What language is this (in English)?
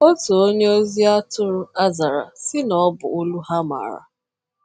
Igbo